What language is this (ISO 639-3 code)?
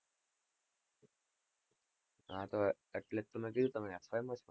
guj